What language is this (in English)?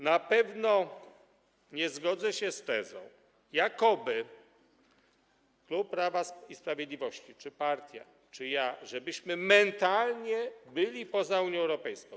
Polish